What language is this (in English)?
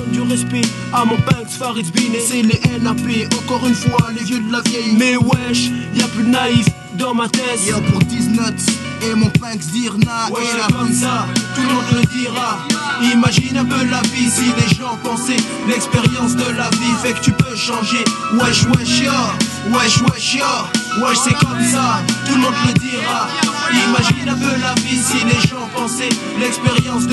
French